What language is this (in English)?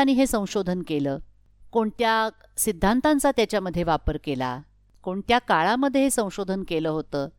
Marathi